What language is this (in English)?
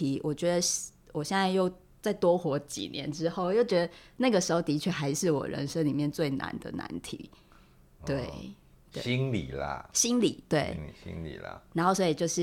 Chinese